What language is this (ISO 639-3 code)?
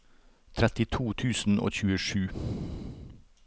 nor